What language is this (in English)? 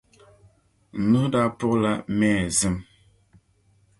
Dagbani